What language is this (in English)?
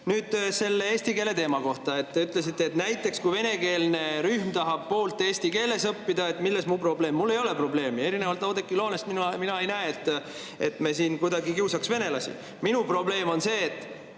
Estonian